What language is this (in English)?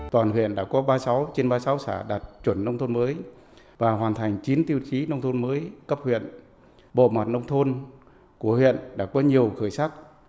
Vietnamese